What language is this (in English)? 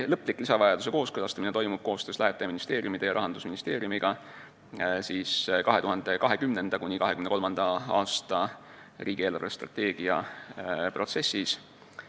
Estonian